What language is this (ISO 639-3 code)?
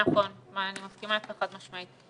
heb